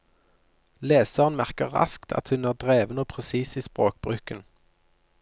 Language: Norwegian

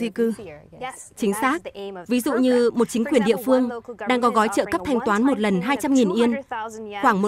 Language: Vietnamese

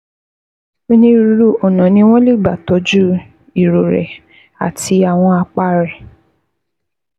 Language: Yoruba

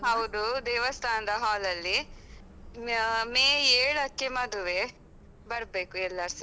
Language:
Kannada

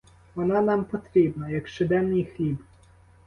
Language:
Ukrainian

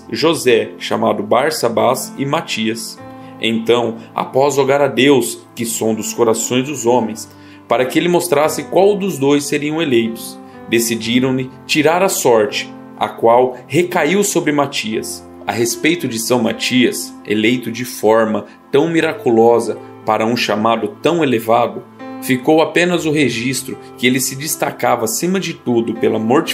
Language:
Portuguese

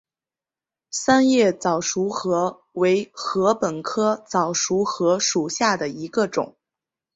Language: Chinese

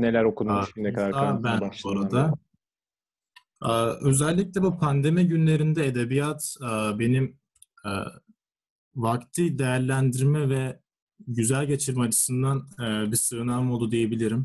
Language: Turkish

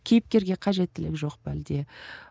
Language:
Kazakh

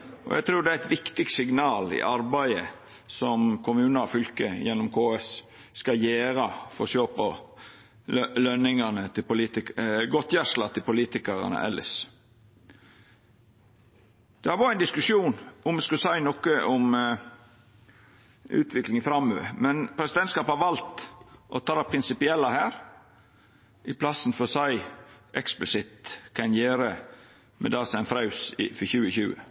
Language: Norwegian Nynorsk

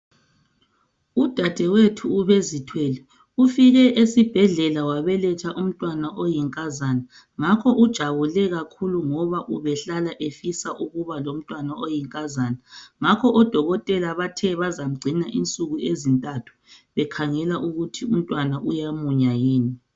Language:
North Ndebele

